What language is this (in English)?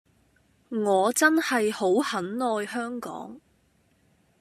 Cantonese